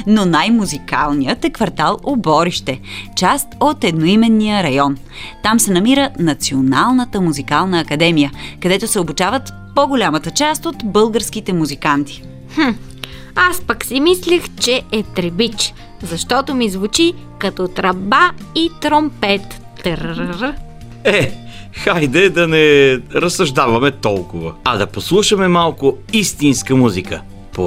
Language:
Bulgarian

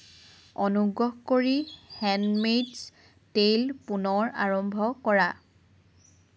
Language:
Assamese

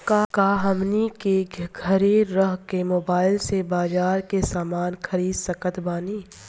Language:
Bhojpuri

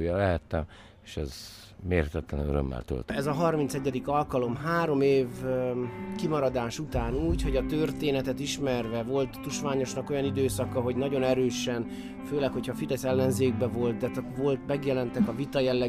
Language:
Hungarian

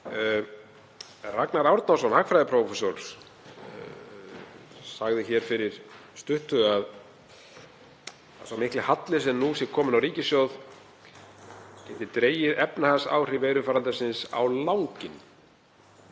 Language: Icelandic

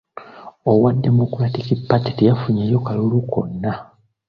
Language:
Ganda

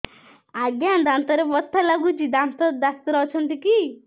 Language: Odia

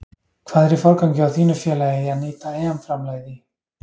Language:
Icelandic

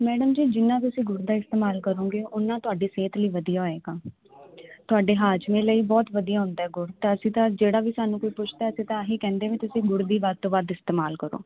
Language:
Punjabi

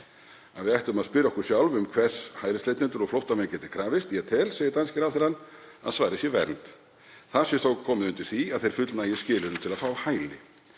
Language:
Icelandic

